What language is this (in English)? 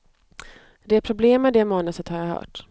Swedish